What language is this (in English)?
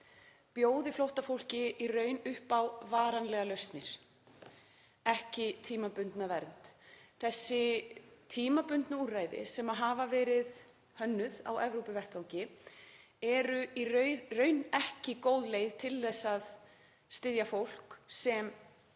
Icelandic